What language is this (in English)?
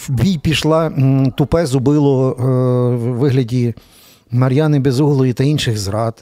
Ukrainian